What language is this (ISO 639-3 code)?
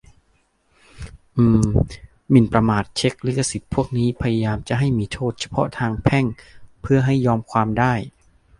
tha